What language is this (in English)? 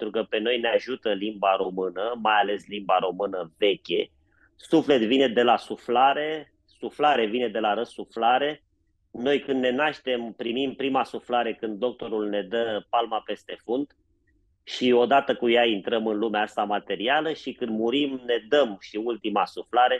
Romanian